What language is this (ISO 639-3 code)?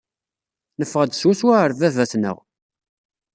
kab